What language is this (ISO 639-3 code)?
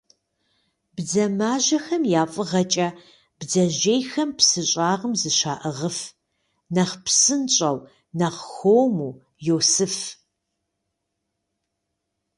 kbd